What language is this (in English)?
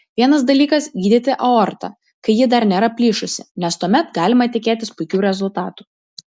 Lithuanian